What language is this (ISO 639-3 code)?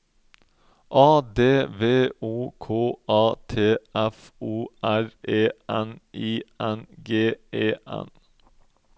nor